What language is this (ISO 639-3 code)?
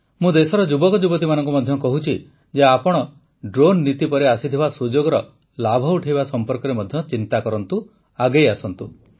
ori